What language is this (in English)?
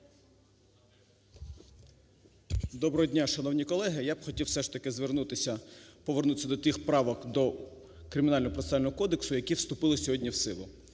Ukrainian